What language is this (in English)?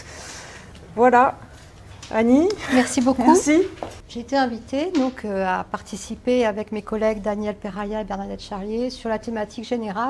French